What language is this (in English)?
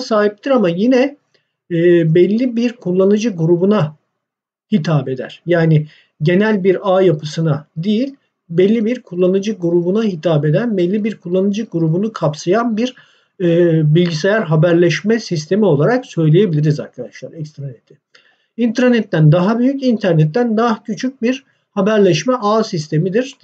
Turkish